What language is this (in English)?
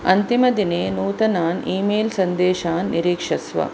Sanskrit